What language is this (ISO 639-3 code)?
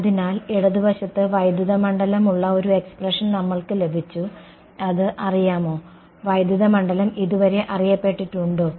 mal